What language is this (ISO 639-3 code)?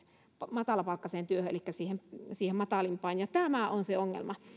fin